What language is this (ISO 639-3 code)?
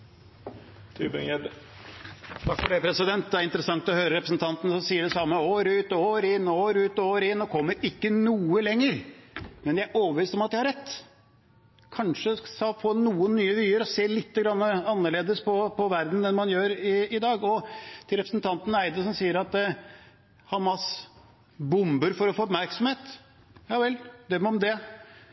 nob